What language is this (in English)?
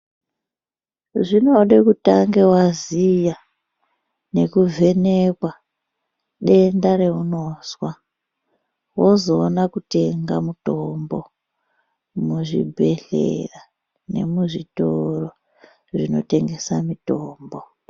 Ndau